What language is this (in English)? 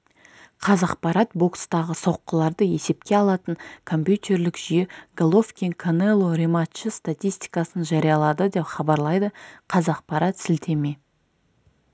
Kazakh